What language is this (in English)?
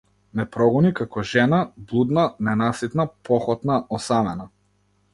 Macedonian